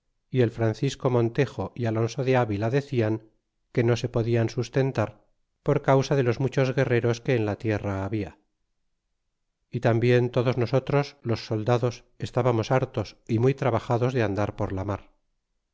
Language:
Spanish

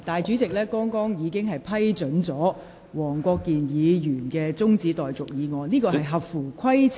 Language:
Cantonese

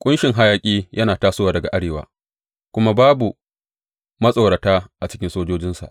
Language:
Hausa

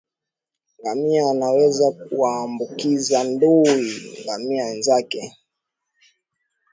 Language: Swahili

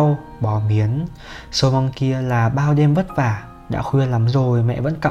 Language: Vietnamese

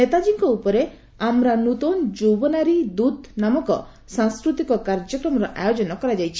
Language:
Odia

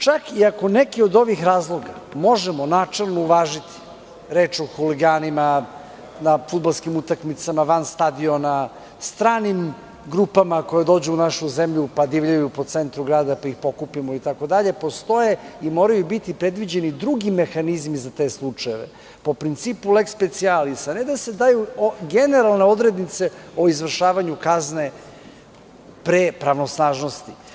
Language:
Serbian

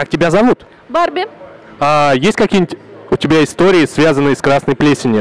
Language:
Russian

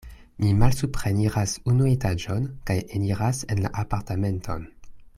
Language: Esperanto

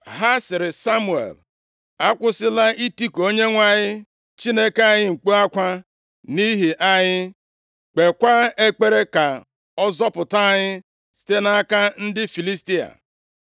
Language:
Igbo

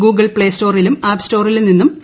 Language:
Malayalam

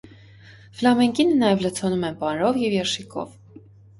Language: Armenian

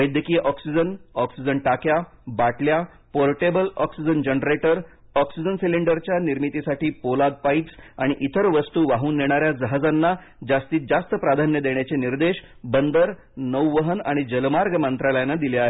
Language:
Marathi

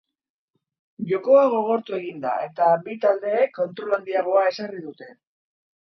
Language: Basque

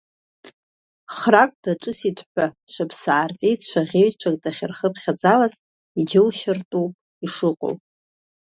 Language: Abkhazian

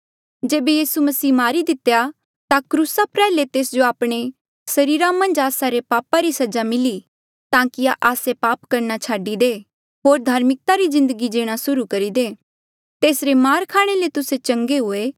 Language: Mandeali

